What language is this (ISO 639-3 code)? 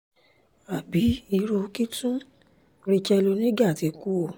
yor